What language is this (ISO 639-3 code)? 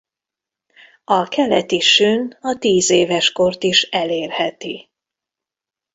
hun